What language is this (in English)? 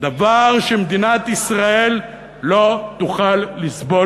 Hebrew